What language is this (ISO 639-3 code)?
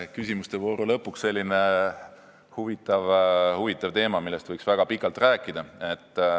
est